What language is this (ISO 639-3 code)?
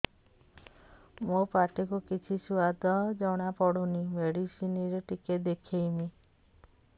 ori